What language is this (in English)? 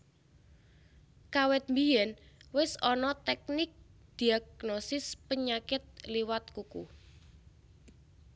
Javanese